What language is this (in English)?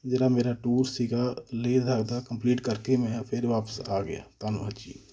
Punjabi